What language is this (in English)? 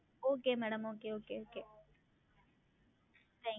Tamil